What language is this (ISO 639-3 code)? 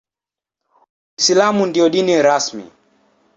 swa